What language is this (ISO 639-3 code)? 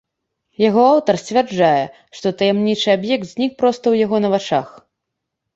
bel